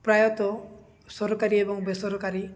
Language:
Odia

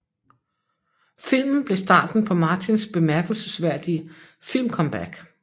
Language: Danish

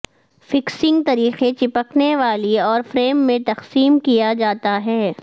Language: Urdu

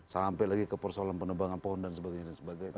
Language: Indonesian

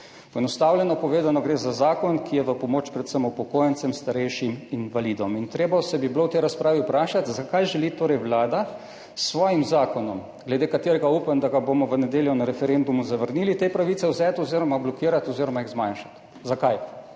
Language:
Slovenian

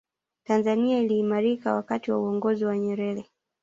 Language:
Swahili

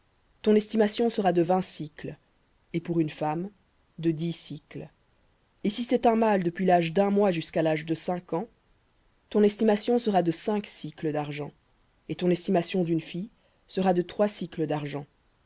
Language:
French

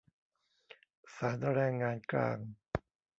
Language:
Thai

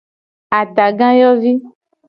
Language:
Gen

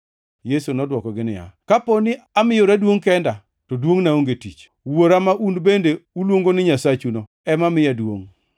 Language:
Luo (Kenya and Tanzania)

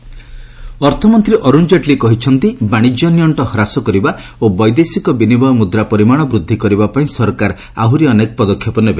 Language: Odia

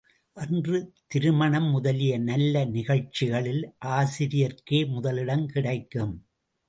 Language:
Tamil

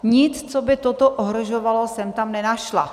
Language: Czech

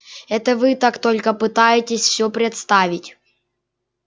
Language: Russian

